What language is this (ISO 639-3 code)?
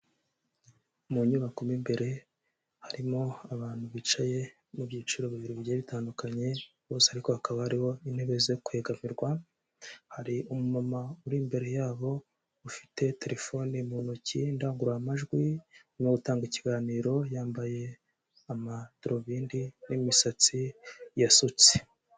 kin